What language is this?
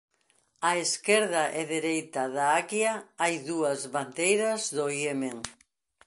Galician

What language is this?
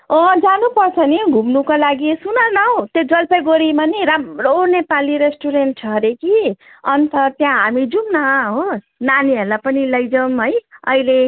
Nepali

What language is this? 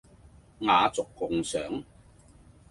Cantonese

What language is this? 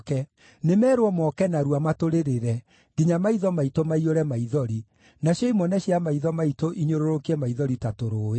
Kikuyu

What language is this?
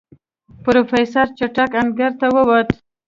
Pashto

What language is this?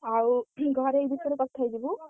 Odia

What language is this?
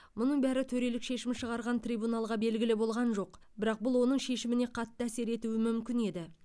Kazakh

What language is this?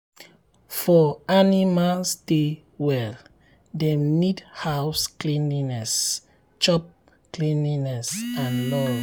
Nigerian Pidgin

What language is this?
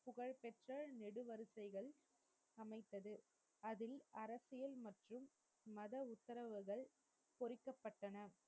Tamil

